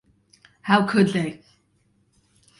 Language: English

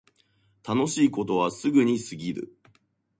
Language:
Japanese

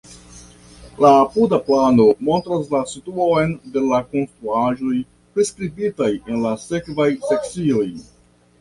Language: Esperanto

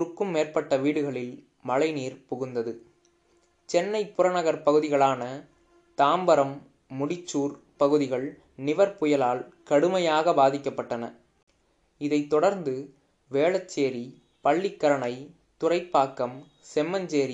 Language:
Tamil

